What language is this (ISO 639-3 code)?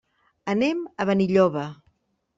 cat